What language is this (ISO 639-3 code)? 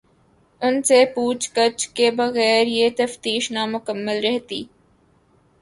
urd